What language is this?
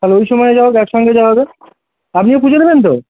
Bangla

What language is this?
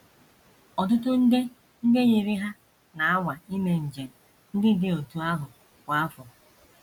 Igbo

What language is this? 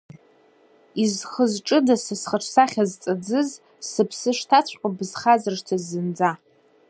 Abkhazian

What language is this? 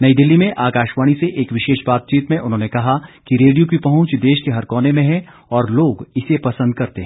Hindi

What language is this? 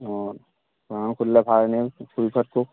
Assamese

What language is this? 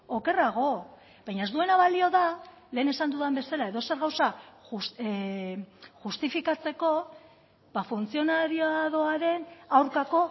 Basque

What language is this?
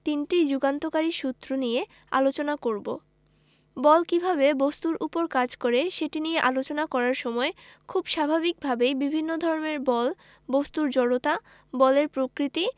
Bangla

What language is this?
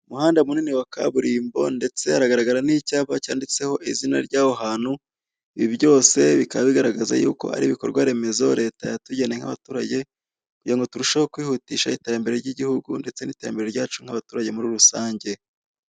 Kinyarwanda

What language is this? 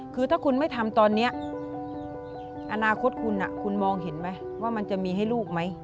Thai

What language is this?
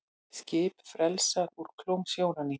Icelandic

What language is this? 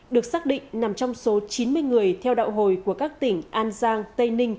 Vietnamese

